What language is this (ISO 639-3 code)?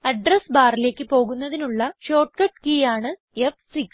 mal